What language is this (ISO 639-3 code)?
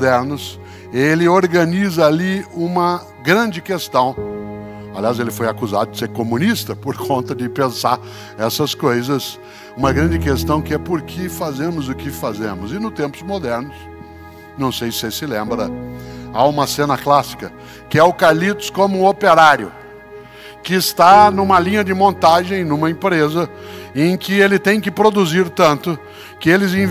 por